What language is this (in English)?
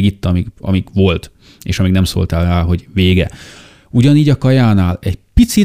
Hungarian